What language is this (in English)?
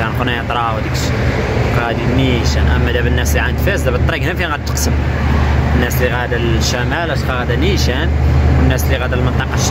Arabic